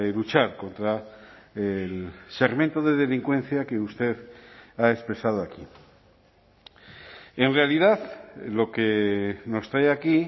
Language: Spanish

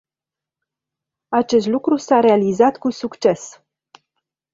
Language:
Romanian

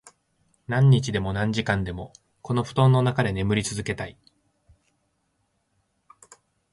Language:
Japanese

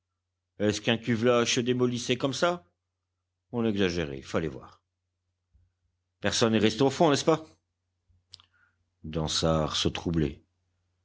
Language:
French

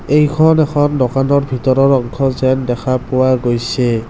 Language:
Assamese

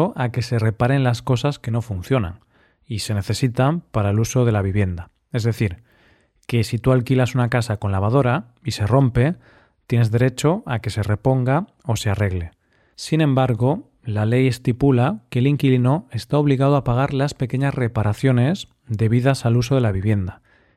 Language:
Spanish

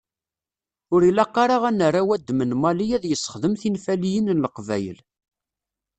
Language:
Kabyle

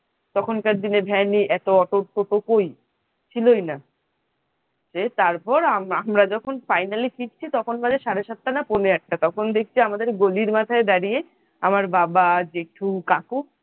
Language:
Bangla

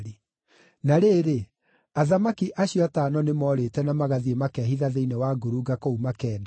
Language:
Kikuyu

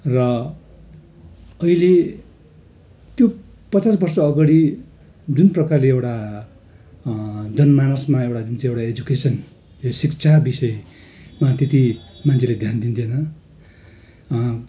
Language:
Nepali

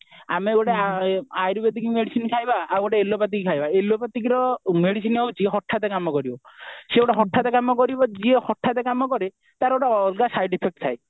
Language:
Odia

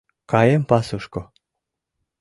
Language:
Mari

